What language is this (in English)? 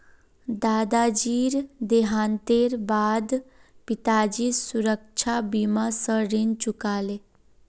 Magahi